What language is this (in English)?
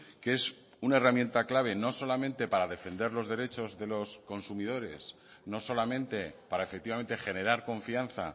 Spanish